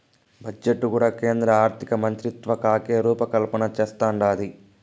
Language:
Telugu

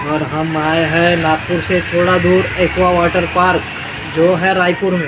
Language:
Hindi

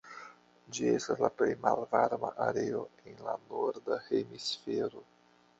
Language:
Esperanto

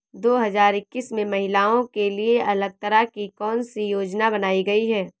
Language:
Hindi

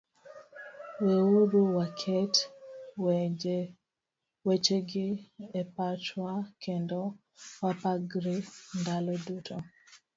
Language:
Luo (Kenya and Tanzania)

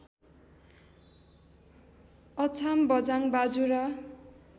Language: Nepali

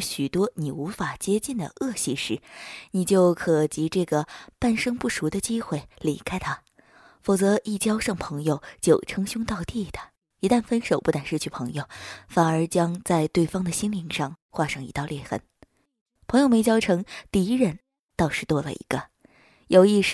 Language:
Chinese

